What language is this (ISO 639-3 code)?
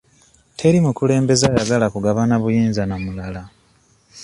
lug